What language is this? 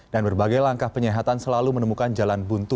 Indonesian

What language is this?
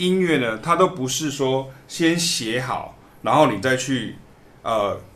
Chinese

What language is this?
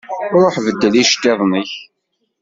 Kabyle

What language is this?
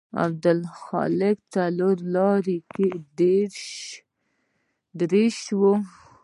Pashto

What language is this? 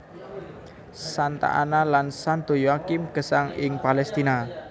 Javanese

